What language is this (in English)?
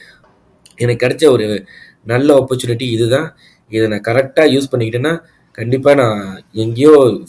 Tamil